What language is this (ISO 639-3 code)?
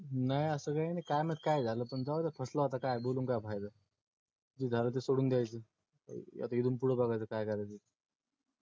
mar